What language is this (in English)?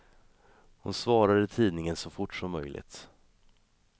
Swedish